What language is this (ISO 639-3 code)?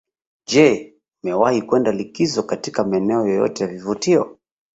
swa